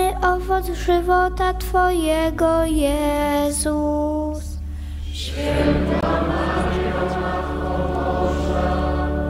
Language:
Polish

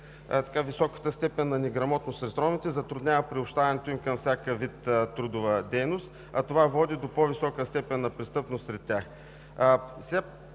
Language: Bulgarian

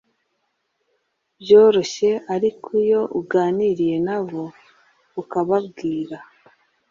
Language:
Kinyarwanda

